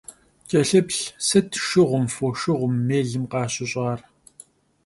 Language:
Kabardian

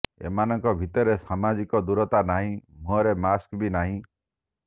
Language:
Odia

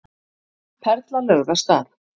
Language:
Icelandic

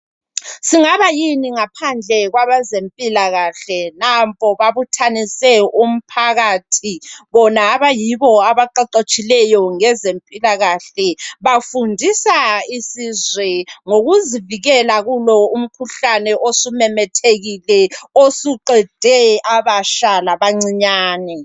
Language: North Ndebele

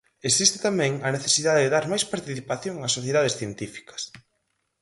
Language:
Galician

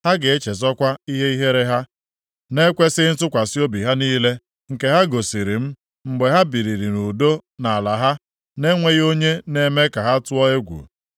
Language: Igbo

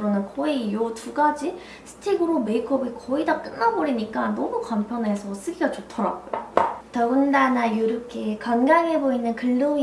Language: Korean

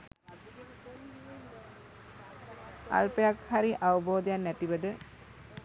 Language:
Sinhala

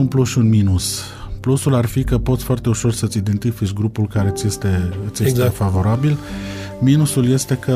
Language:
Romanian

